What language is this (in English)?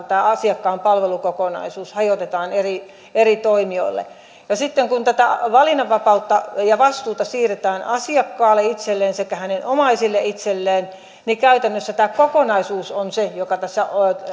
Finnish